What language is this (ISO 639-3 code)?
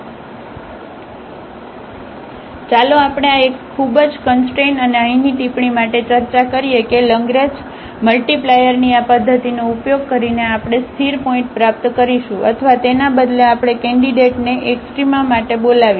guj